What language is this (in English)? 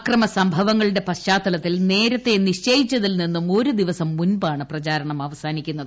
Malayalam